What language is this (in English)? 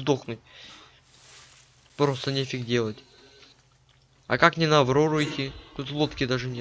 Russian